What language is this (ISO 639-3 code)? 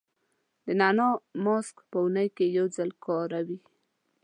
pus